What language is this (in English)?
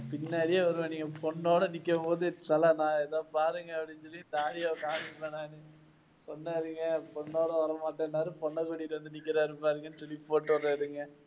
Tamil